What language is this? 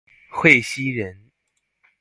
Chinese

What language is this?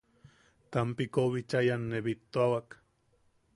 Yaqui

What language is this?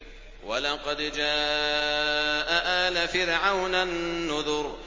Arabic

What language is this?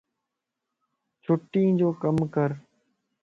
Lasi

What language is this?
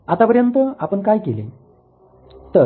Marathi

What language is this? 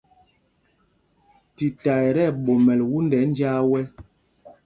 Mpumpong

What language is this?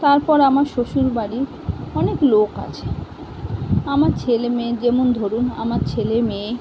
Bangla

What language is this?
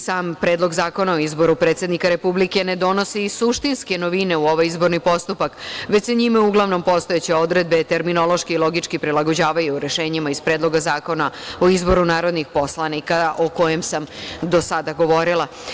Serbian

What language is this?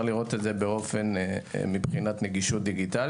Hebrew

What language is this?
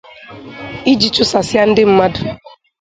Igbo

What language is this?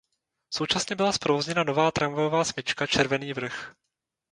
Czech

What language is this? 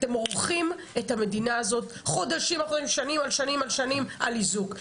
Hebrew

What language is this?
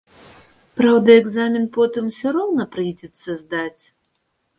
Belarusian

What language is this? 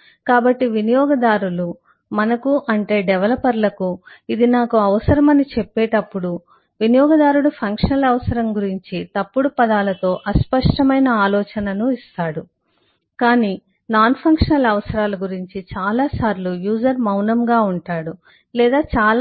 Telugu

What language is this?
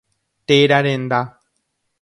Guarani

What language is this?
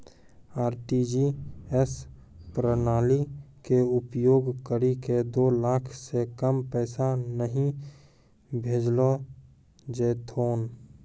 Maithili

